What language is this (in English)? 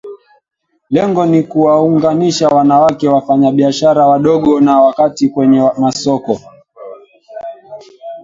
Swahili